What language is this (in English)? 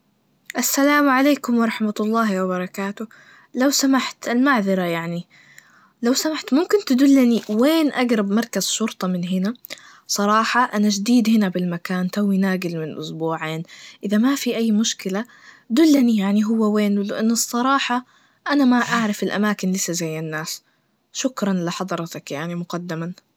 Najdi Arabic